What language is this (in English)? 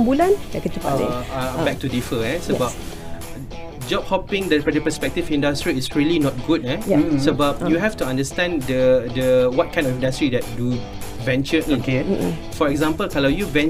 Malay